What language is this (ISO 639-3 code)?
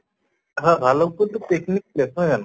asm